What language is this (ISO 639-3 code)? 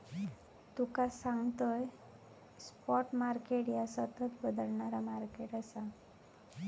mar